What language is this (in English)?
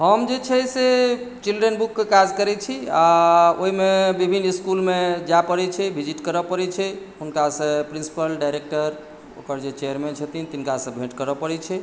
Maithili